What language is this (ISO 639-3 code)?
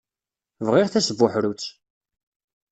kab